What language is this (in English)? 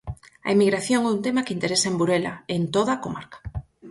Galician